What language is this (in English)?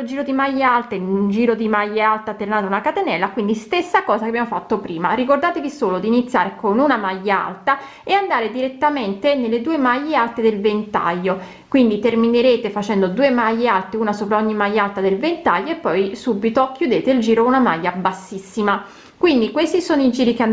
Italian